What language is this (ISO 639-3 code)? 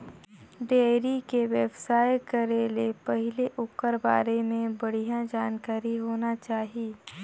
hne